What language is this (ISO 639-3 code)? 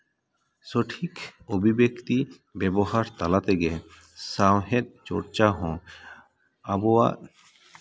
sat